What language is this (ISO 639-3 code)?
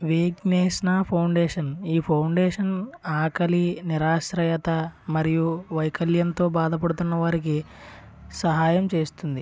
tel